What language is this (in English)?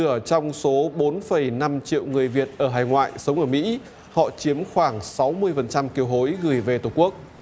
Vietnamese